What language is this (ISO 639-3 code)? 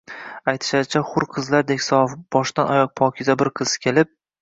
uzb